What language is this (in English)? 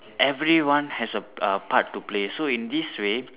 English